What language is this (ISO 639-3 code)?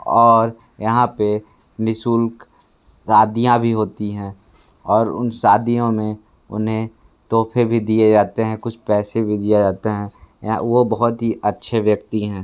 hin